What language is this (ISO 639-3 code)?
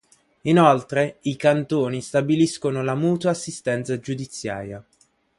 ita